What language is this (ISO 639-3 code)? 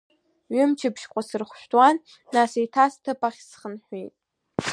abk